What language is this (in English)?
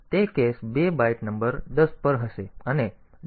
Gujarati